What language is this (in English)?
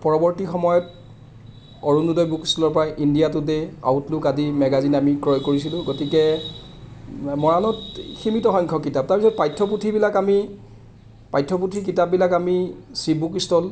Assamese